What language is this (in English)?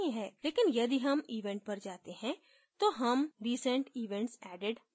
Hindi